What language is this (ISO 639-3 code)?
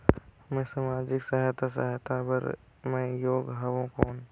hne